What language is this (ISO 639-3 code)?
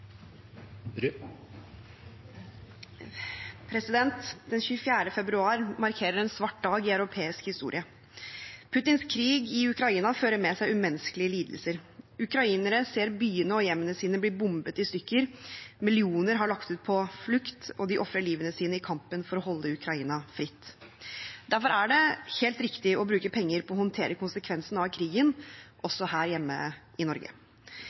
nob